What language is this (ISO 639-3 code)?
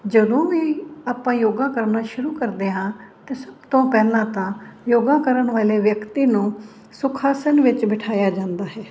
pan